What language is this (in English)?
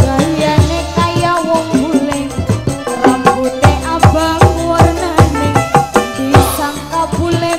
Indonesian